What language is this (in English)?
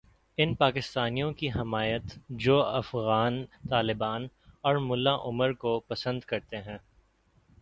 Urdu